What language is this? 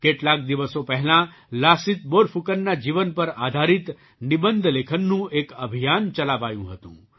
Gujarati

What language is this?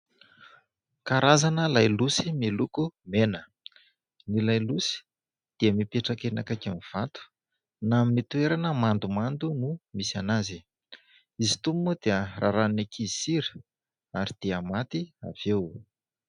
Malagasy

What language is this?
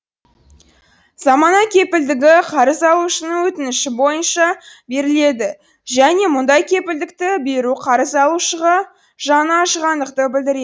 Kazakh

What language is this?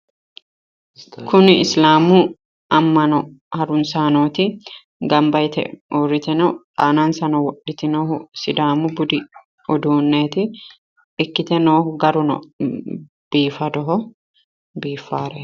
Sidamo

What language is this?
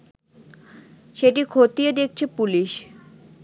Bangla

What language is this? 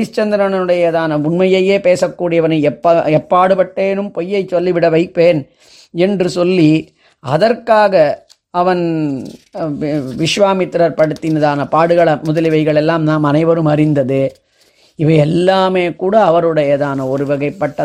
Tamil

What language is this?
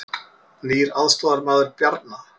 Icelandic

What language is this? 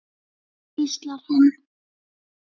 Icelandic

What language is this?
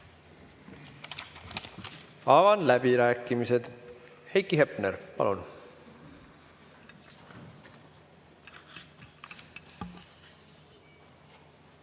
Estonian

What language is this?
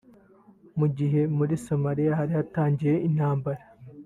Kinyarwanda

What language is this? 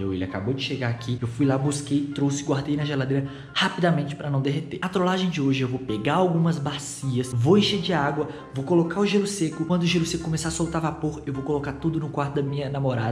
Portuguese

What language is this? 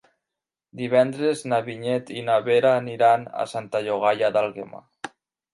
Catalan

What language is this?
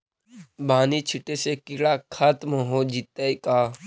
Magahi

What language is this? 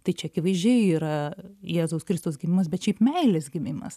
Lithuanian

